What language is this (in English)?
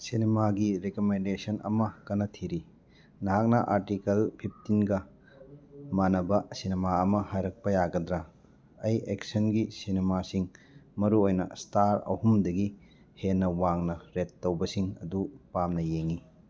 Manipuri